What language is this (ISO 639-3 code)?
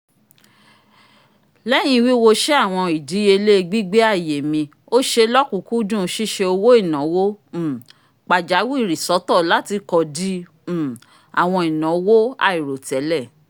yor